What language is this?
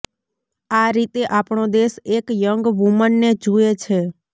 Gujarati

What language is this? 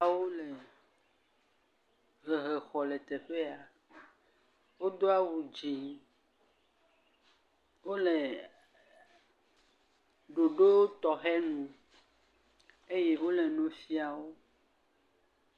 Ewe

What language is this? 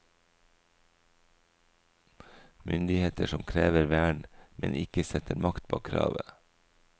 Norwegian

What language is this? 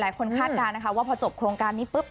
Thai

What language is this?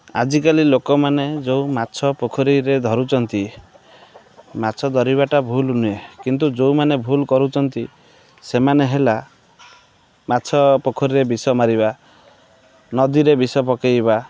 Odia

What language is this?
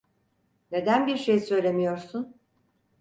Turkish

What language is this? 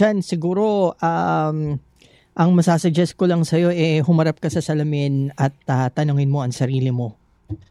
Filipino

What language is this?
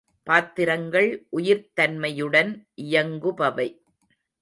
Tamil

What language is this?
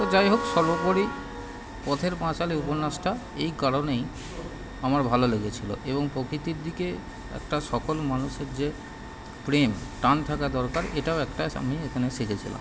Bangla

